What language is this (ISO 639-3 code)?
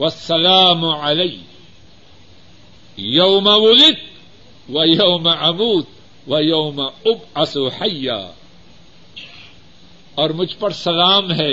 urd